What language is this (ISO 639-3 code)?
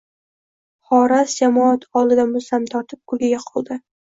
uzb